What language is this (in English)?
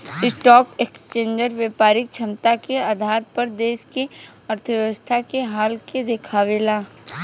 Bhojpuri